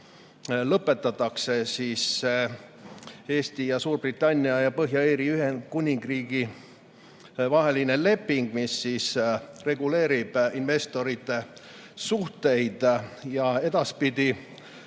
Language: Estonian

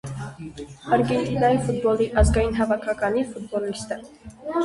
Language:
Armenian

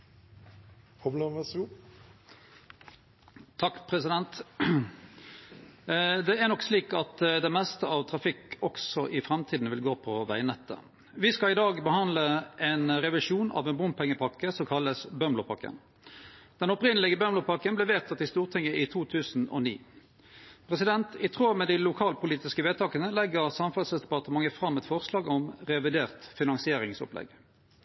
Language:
Norwegian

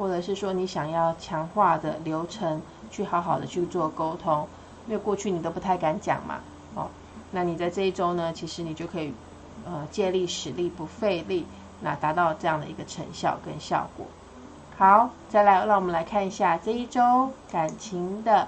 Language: Chinese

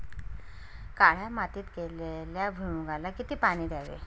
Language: Marathi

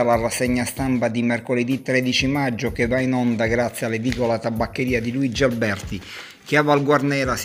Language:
Italian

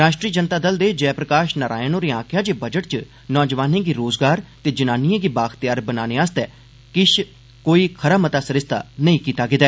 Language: Dogri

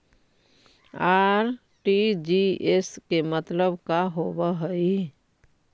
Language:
Magahi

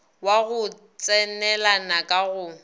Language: Northern Sotho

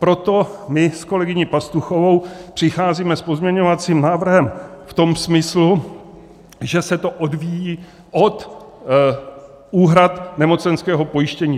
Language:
Czech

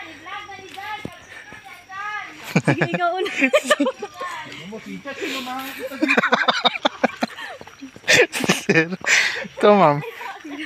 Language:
Filipino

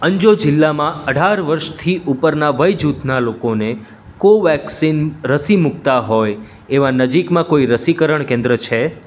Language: Gujarati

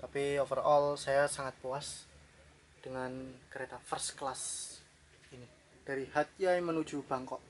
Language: Indonesian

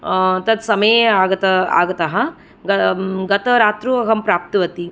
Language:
Sanskrit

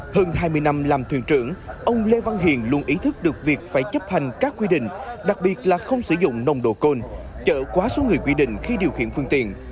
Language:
Vietnamese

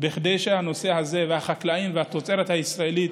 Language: Hebrew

